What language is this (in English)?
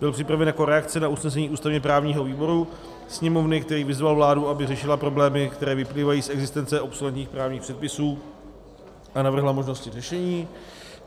Czech